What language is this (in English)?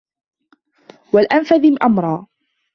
Arabic